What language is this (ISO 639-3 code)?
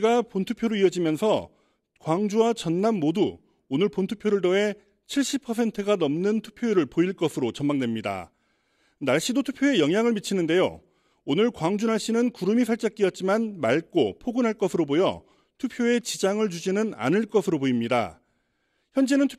kor